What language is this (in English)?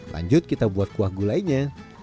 Indonesian